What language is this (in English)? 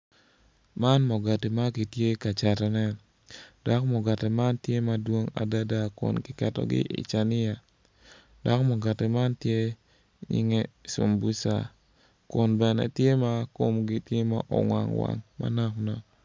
Acoli